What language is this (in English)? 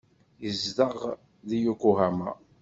Kabyle